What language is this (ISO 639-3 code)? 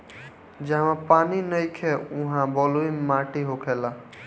bho